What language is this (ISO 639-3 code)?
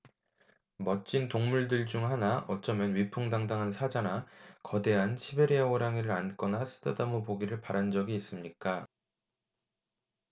kor